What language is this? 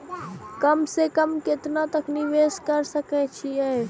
Maithili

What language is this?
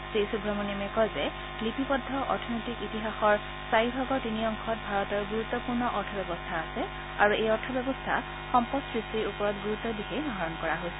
Assamese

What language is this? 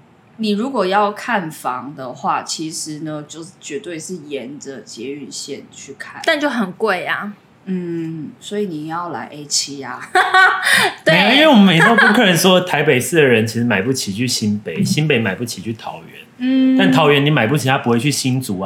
Chinese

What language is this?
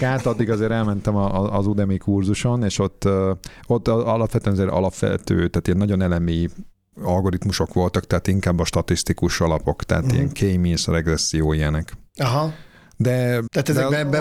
Hungarian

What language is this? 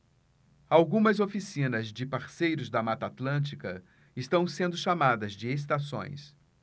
Portuguese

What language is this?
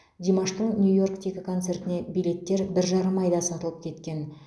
Kazakh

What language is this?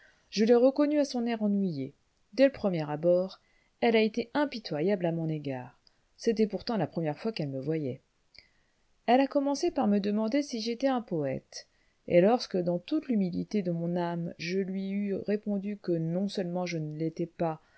French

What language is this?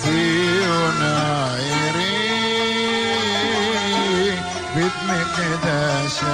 Hebrew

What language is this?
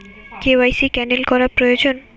Bangla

